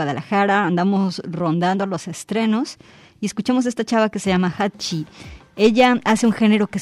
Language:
Spanish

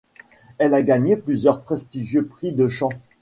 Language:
French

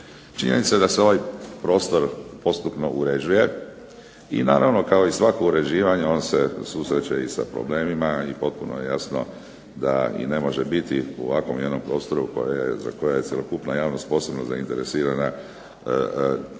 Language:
Croatian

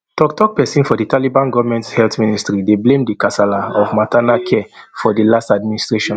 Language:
Nigerian Pidgin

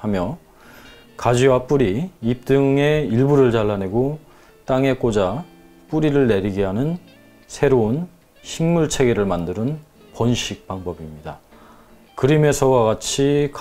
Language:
Korean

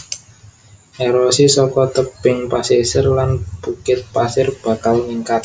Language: Javanese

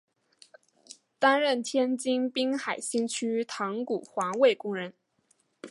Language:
Chinese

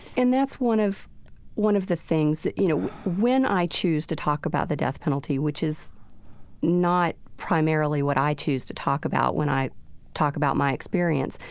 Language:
English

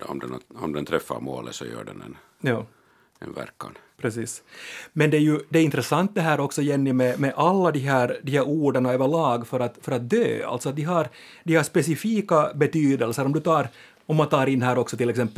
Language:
Swedish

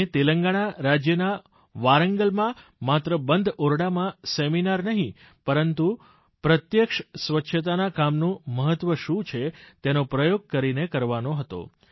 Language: Gujarati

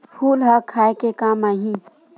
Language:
Chhattisgarhi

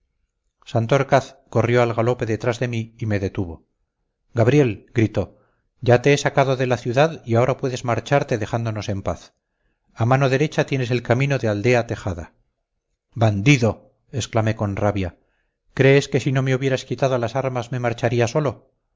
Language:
Spanish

